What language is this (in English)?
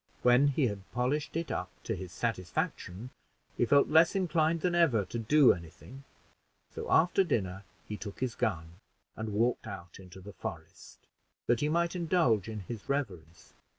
English